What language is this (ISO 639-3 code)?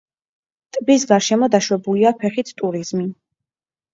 kat